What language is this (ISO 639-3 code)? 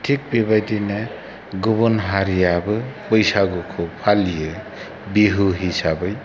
brx